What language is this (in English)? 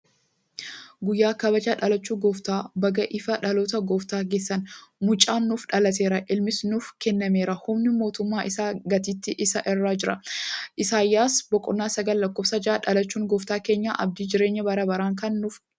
Oromo